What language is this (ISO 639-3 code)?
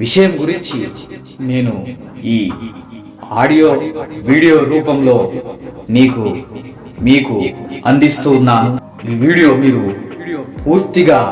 tel